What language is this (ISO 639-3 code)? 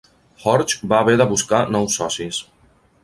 cat